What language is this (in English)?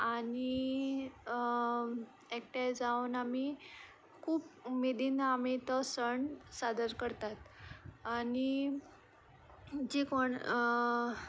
Konkani